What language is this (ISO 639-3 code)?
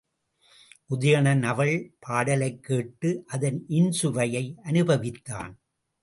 tam